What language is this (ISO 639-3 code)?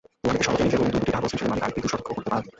ben